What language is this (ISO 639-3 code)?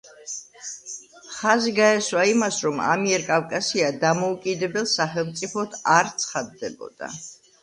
kat